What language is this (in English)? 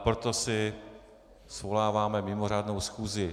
Czech